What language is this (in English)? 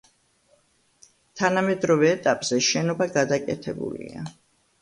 Georgian